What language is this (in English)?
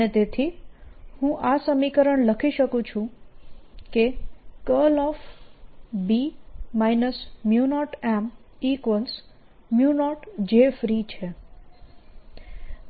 Gujarati